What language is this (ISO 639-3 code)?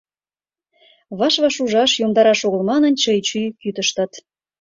chm